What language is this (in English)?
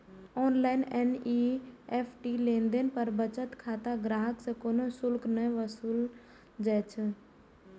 Maithili